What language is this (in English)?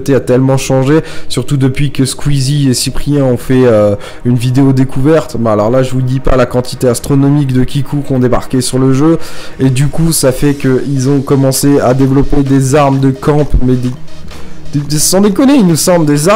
French